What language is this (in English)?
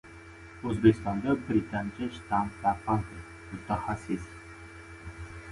Uzbek